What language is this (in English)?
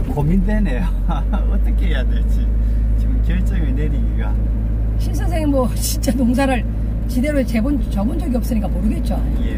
Korean